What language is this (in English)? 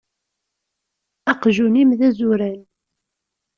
Kabyle